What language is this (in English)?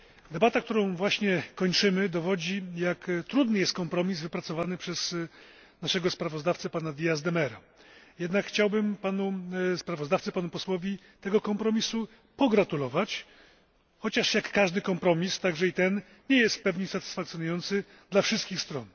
Polish